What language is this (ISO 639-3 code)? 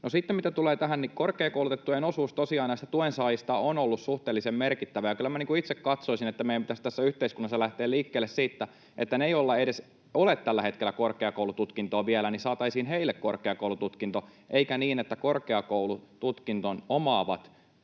fin